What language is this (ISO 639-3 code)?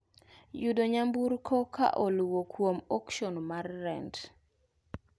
luo